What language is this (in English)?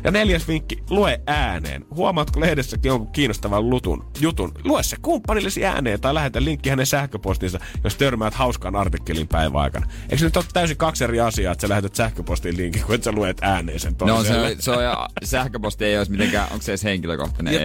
Finnish